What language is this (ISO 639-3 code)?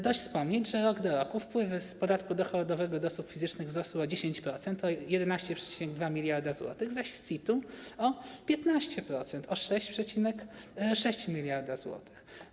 pol